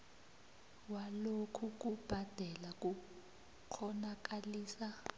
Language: South Ndebele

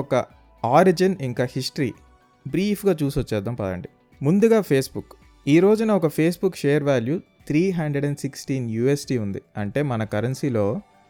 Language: Telugu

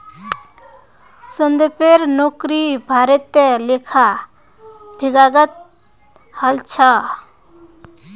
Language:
Magahi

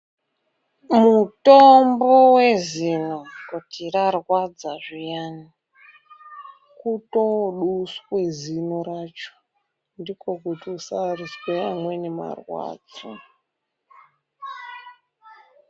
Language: Ndau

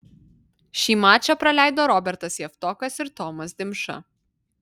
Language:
Lithuanian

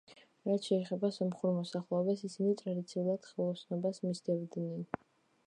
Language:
Georgian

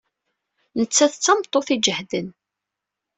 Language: Kabyle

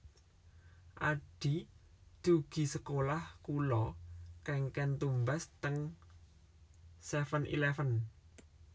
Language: Javanese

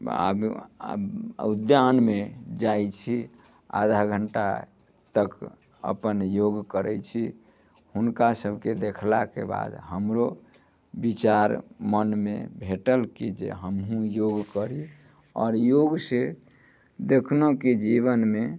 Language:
Maithili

